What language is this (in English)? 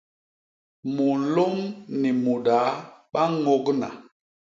Basaa